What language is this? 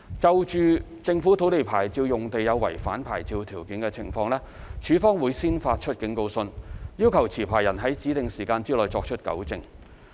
Cantonese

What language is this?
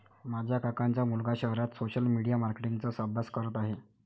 Marathi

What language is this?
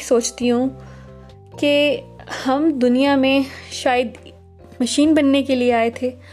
Urdu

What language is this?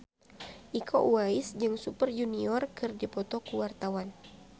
Sundanese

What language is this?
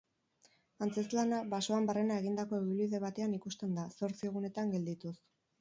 Basque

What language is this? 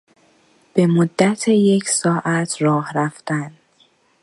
Persian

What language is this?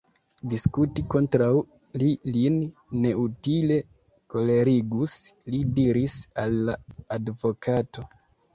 Esperanto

